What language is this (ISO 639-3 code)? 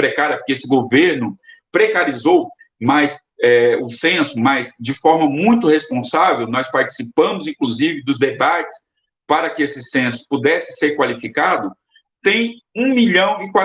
por